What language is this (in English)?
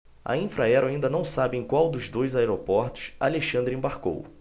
Portuguese